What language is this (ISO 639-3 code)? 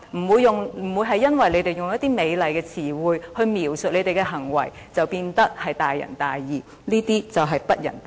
yue